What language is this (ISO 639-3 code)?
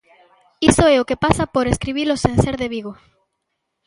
glg